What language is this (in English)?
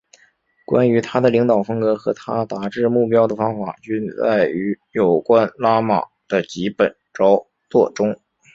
Chinese